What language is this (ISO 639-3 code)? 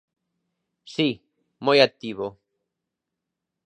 glg